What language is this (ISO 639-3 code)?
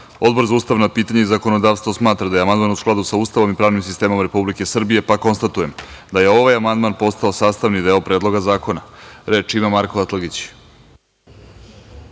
srp